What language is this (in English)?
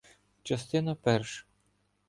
Ukrainian